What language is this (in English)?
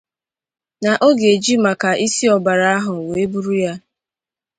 Igbo